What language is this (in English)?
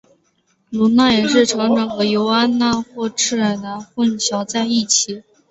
Chinese